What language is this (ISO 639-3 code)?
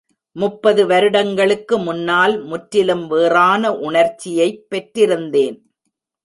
tam